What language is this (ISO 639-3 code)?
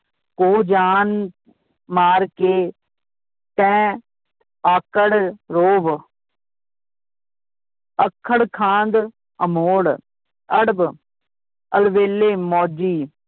pan